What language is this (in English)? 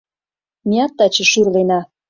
Mari